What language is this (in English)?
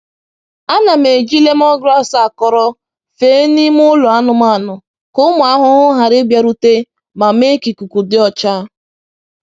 Igbo